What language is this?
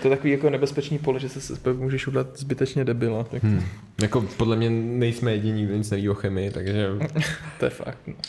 Czech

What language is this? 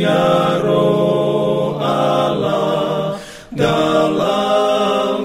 Indonesian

